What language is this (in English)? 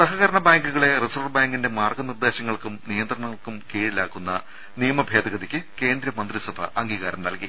Malayalam